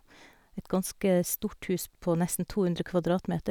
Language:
Norwegian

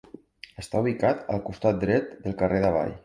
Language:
Catalan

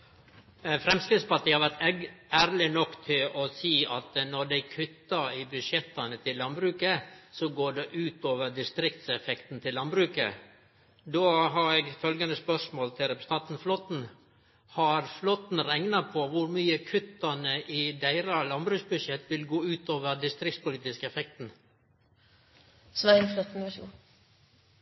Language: Norwegian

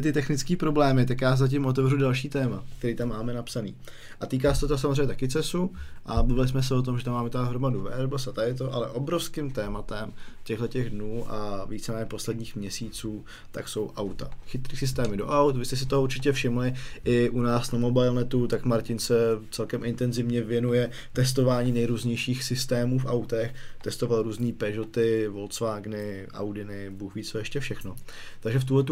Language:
Czech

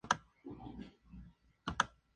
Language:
Spanish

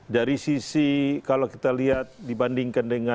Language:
Indonesian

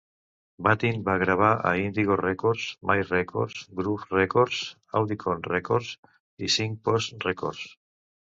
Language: Catalan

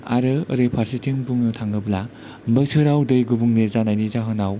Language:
Bodo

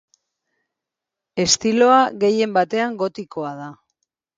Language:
Basque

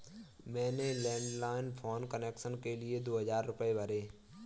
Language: Hindi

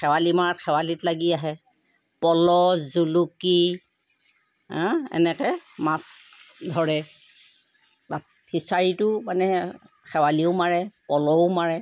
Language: Assamese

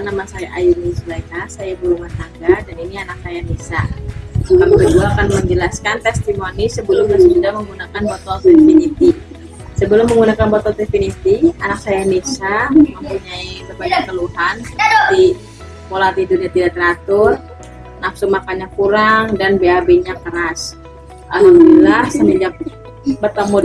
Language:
Indonesian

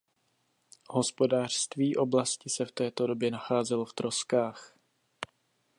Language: Czech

